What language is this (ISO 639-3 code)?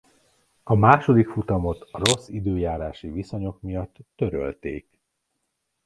hun